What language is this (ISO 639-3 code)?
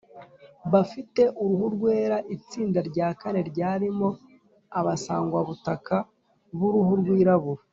kin